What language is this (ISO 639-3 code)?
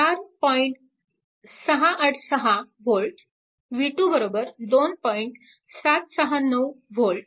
mar